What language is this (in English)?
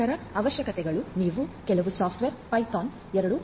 Kannada